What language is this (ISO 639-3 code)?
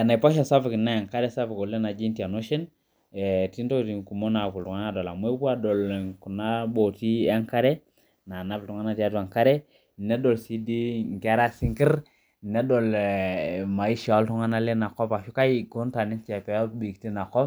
mas